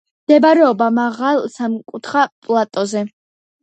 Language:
Georgian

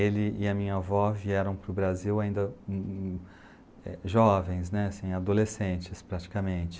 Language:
Portuguese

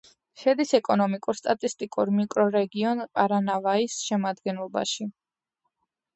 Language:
Georgian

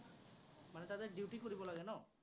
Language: Assamese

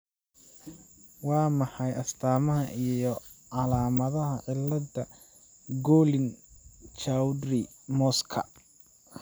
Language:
Somali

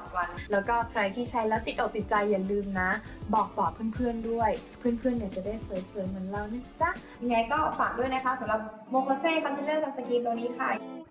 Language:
Thai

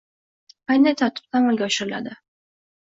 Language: Uzbek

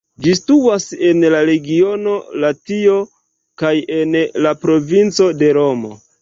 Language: Esperanto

